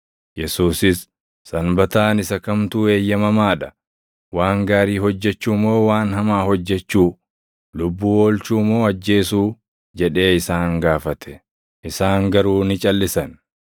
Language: Oromo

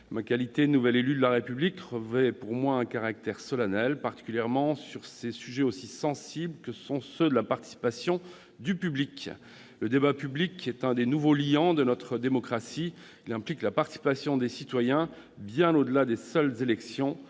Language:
French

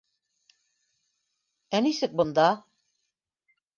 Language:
Bashkir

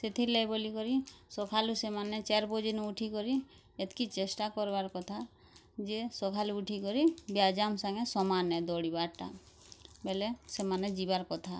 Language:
Odia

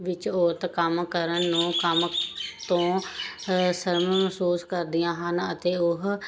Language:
Punjabi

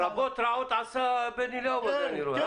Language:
Hebrew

